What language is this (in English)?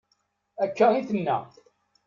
Kabyle